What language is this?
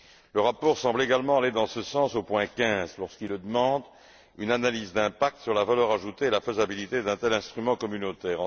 French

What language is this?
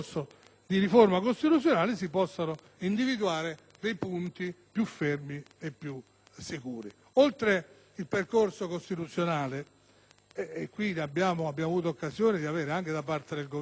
Italian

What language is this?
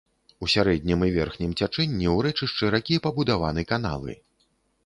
Belarusian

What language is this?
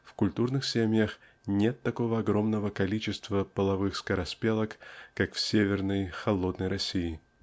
Russian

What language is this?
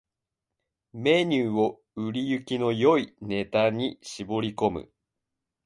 Japanese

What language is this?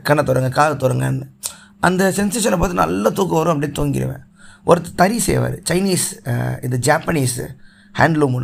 Tamil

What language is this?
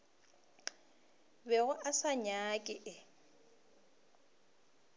Northern Sotho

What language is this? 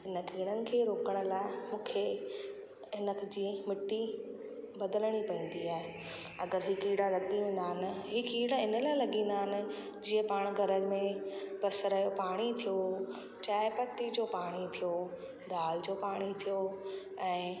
Sindhi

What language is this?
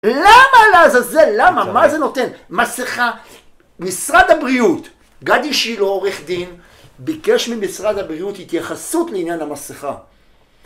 Hebrew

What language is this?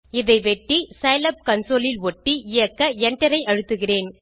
Tamil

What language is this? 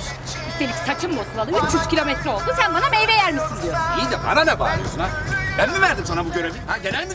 Turkish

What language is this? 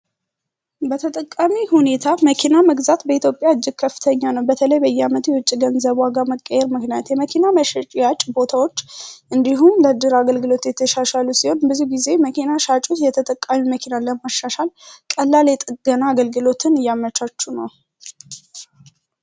Amharic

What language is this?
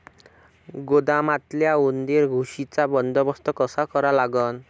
Marathi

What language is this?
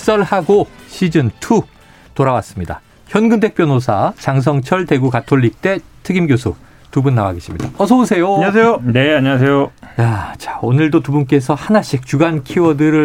Korean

